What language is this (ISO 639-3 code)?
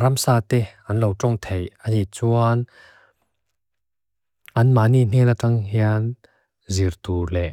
lus